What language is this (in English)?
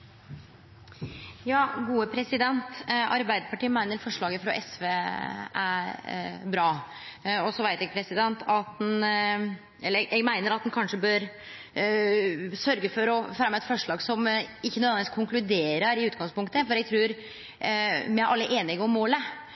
Norwegian